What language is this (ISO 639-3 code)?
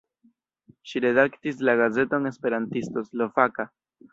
epo